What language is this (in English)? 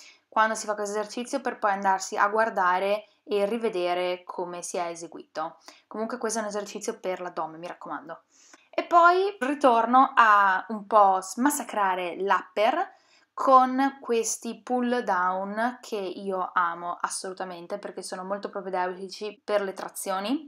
Italian